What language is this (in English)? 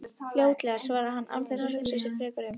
Icelandic